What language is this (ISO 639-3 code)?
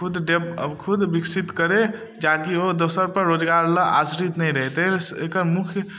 mai